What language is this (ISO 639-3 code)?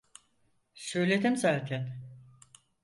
tur